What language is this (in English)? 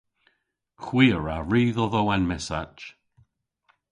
Cornish